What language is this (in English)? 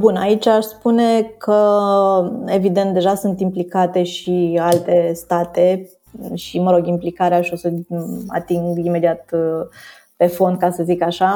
Romanian